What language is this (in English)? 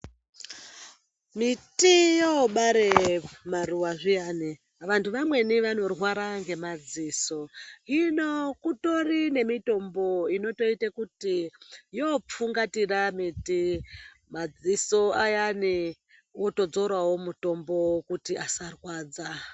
Ndau